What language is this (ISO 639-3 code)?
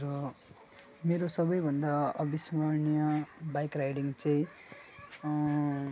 nep